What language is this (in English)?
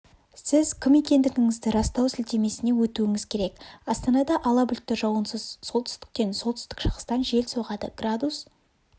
Kazakh